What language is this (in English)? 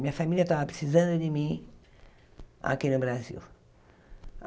Portuguese